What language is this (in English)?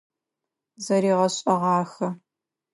Adyghe